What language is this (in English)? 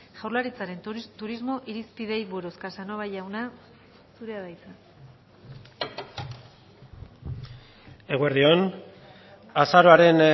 Basque